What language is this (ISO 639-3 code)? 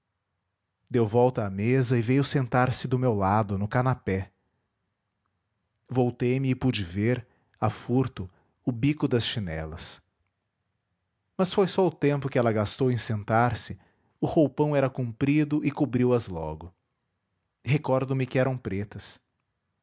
por